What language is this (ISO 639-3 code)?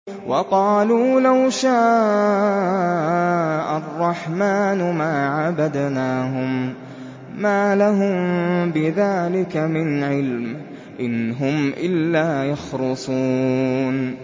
ara